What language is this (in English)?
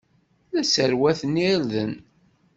Kabyle